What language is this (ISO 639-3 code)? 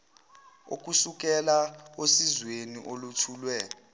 zul